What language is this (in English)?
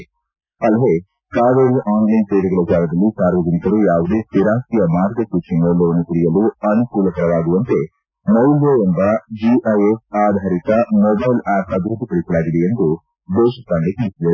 Kannada